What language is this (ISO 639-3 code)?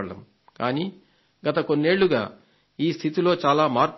tel